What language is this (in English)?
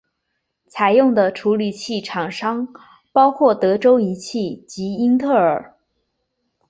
Chinese